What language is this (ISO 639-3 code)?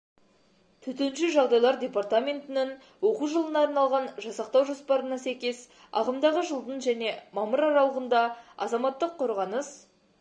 kaz